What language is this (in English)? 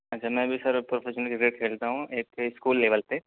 Urdu